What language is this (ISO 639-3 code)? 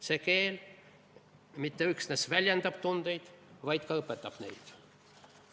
est